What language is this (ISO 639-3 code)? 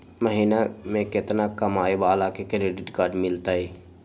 mag